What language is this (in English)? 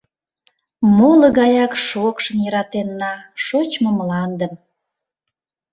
Mari